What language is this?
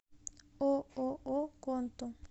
Russian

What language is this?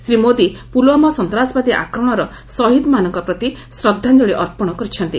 Odia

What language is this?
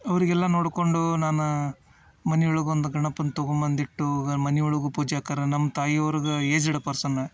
Kannada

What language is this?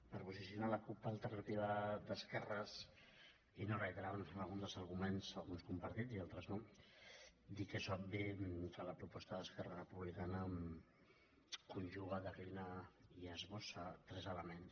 Catalan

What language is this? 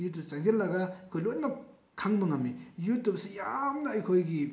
Manipuri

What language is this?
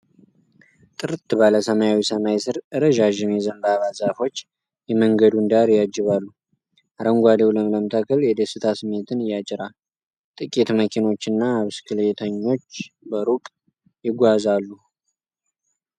Amharic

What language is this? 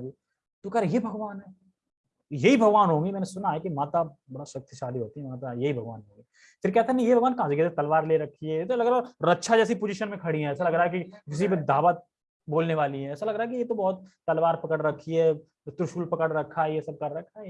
Hindi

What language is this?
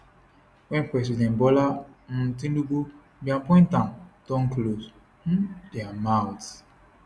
Nigerian Pidgin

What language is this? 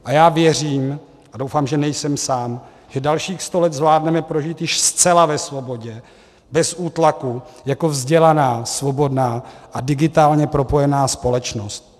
Czech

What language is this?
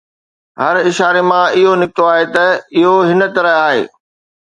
Sindhi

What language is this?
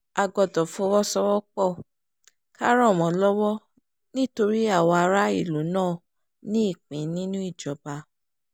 Yoruba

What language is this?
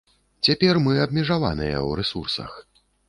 Belarusian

